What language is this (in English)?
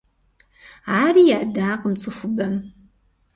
Kabardian